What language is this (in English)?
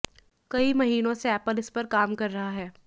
Hindi